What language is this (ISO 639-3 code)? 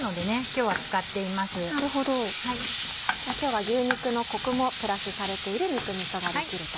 jpn